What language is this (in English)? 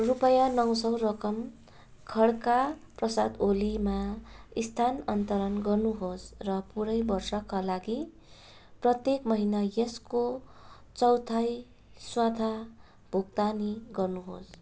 Nepali